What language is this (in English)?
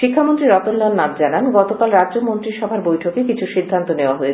Bangla